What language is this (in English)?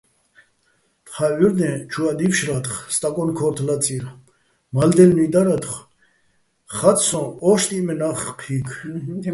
Bats